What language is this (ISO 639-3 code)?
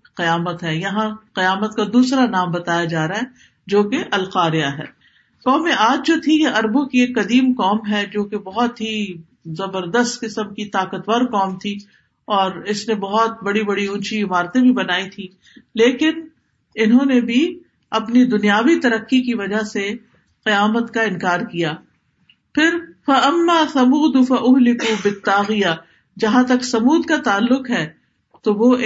urd